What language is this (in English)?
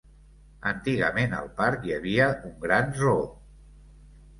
Catalan